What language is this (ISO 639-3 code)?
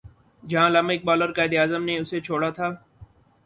urd